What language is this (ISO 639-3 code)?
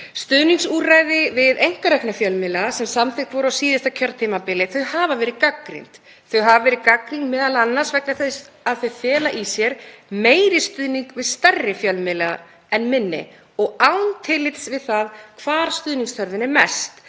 isl